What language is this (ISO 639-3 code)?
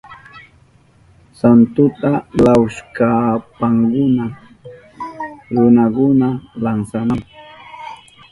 qup